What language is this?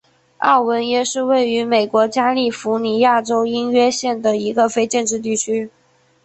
Chinese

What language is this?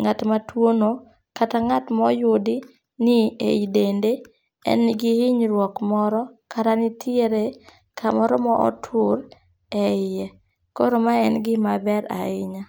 Luo (Kenya and Tanzania)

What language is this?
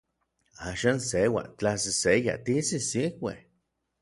Orizaba Nahuatl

